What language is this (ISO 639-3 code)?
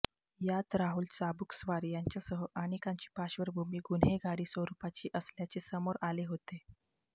mar